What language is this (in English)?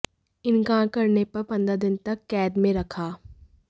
Hindi